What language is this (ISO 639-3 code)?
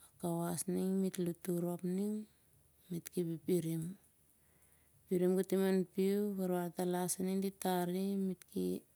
sjr